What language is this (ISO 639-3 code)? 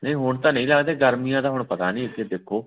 pan